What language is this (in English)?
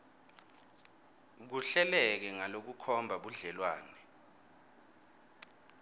Swati